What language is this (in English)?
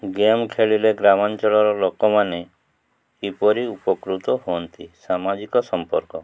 Odia